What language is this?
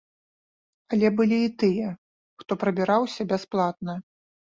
Belarusian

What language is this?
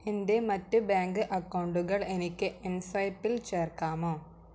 Malayalam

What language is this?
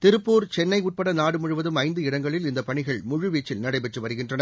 Tamil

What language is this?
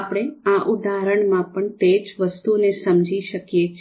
Gujarati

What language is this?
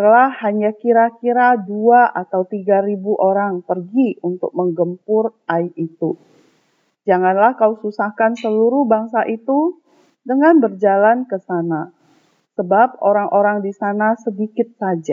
Indonesian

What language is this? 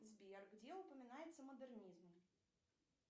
Russian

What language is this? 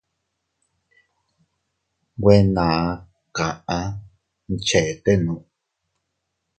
Teutila Cuicatec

